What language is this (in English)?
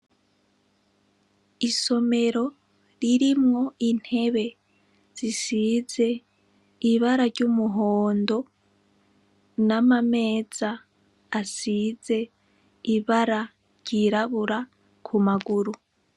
Rundi